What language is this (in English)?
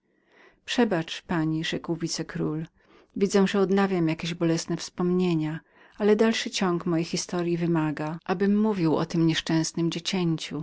Polish